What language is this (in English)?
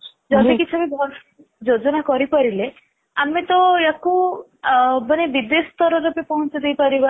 Odia